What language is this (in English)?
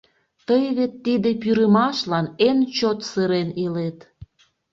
Mari